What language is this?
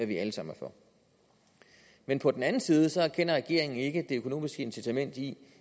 Danish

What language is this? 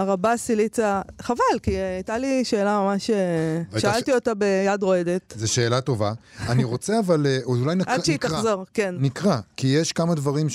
Hebrew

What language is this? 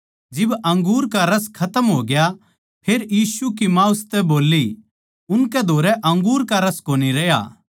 Haryanvi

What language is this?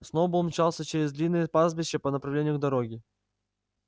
Russian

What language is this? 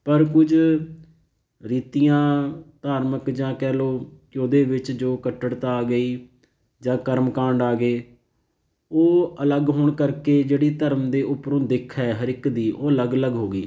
Punjabi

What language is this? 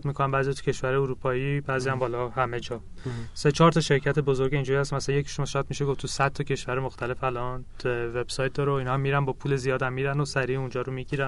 Persian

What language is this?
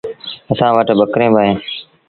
Sindhi Bhil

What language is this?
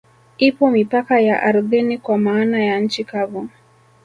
Swahili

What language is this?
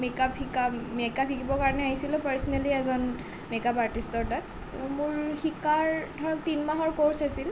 Assamese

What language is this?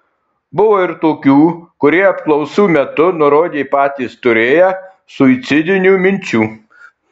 Lithuanian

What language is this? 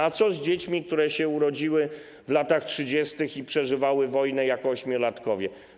Polish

